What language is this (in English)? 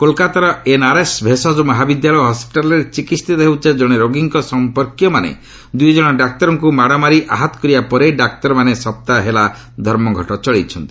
Odia